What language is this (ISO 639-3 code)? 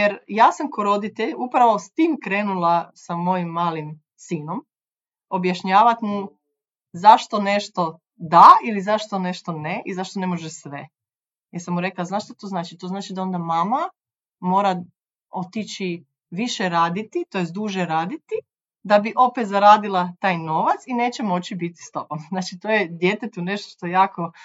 hrv